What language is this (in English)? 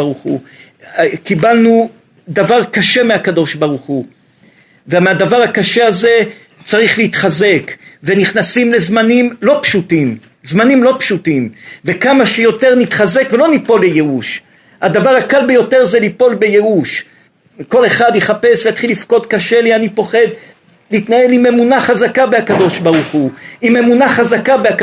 Hebrew